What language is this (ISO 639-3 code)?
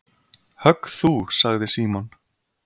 isl